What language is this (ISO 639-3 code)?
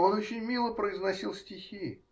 rus